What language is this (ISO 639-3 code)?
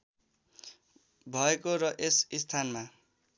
nep